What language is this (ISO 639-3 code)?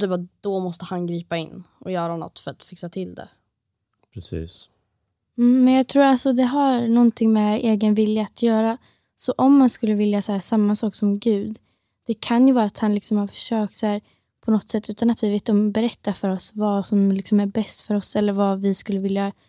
swe